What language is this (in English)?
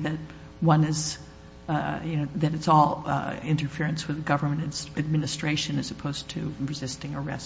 English